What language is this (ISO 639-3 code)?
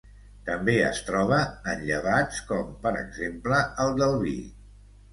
cat